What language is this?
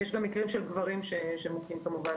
Hebrew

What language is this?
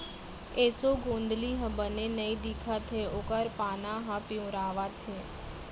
Chhattisgarhi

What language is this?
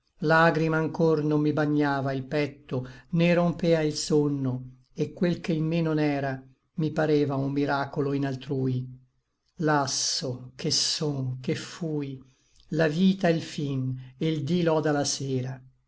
Italian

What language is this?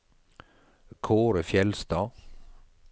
Norwegian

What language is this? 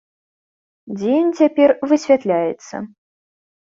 Belarusian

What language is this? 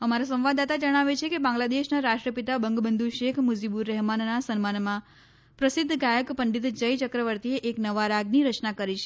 Gujarati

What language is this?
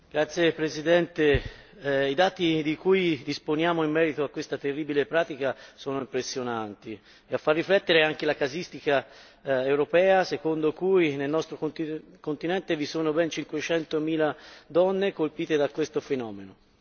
Italian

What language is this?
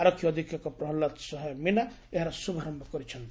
Odia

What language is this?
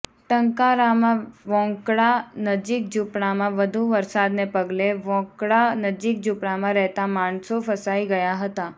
Gujarati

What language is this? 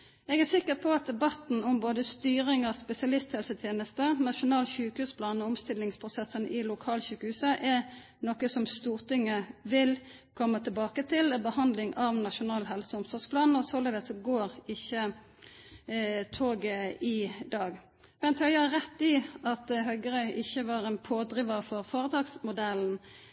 Norwegian Nynorsk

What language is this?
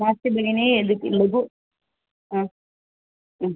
Sanskrit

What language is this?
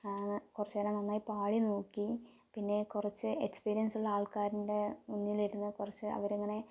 Malayalam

